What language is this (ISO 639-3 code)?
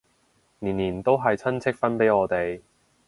yue